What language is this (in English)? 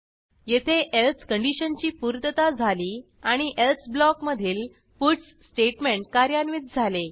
Marathi